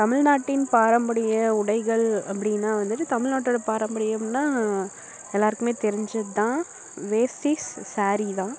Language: Tamil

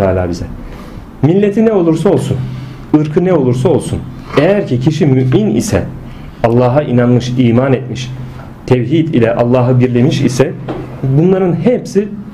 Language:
Turkish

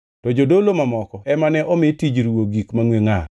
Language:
Luo (Kenya and Tanzania)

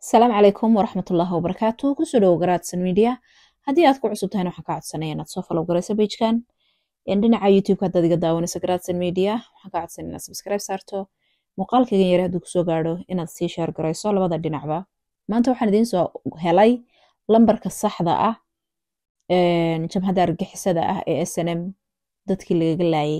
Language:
Arabic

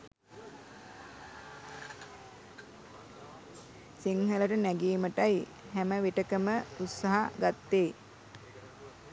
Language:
Sinhala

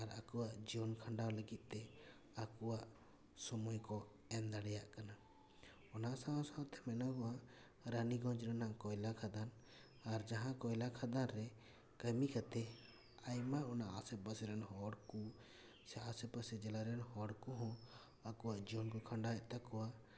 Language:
Santali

